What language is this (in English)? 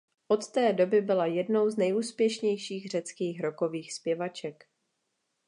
Czech